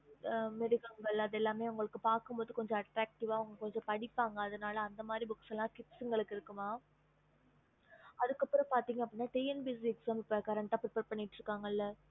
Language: Tamil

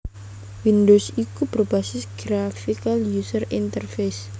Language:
Javanese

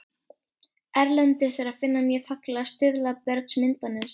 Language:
Icelandic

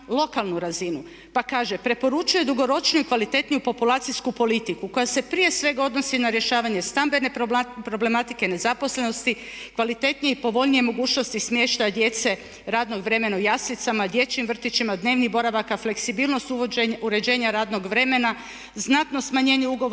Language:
Croatian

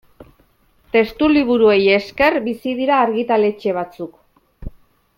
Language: Basque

